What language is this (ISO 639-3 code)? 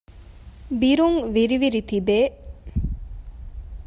div